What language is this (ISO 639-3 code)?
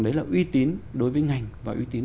vie